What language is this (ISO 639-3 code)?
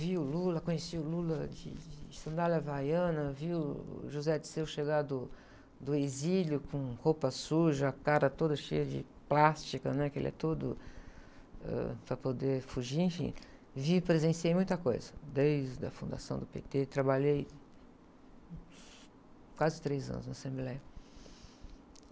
por